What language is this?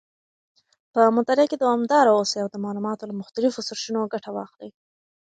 Pashto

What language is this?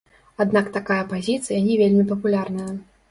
Belarusian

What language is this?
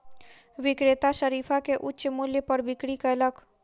Maithili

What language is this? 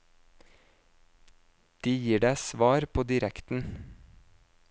Norwegian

